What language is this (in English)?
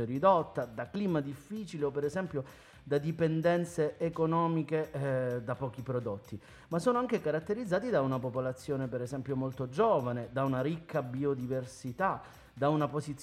Italian